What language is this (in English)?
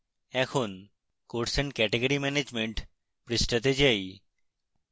Bangla